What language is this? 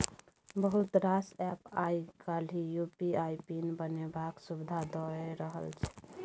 Maithili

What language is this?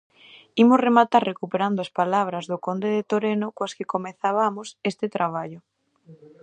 Galician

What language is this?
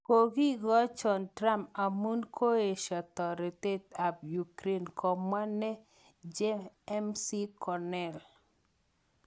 Kalenjin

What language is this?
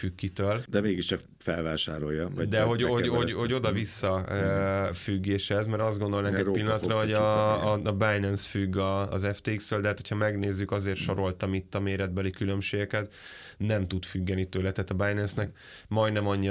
Hungarian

